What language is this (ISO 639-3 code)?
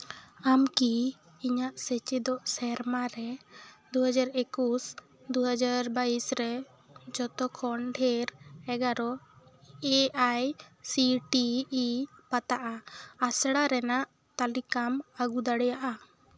sat